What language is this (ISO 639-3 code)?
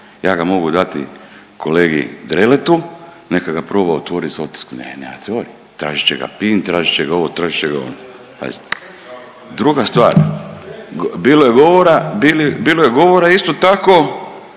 hrv